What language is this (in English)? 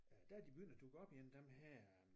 Danish